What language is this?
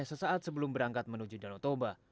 Indonesian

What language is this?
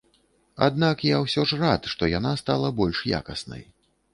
Belarusian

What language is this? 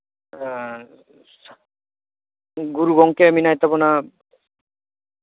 Santali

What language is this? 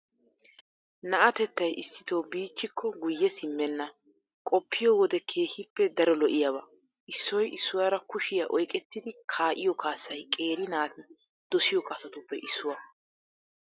Wolaytta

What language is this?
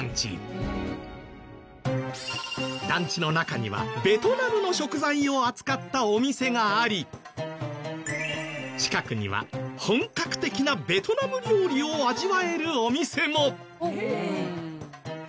Japanese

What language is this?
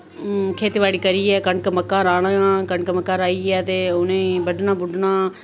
Dogri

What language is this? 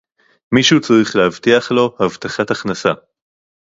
Hebrew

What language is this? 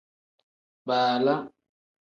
Tem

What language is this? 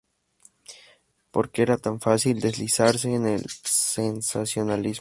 Spanish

